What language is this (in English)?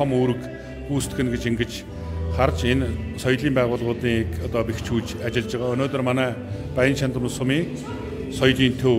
Korean